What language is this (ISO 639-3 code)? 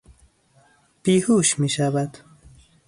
fas